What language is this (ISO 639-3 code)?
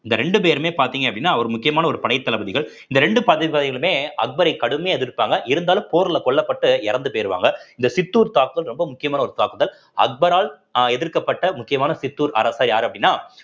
tam